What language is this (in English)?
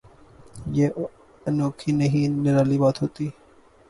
Urdu